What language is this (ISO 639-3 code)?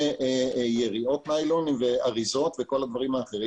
heb